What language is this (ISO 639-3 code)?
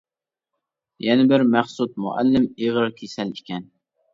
uig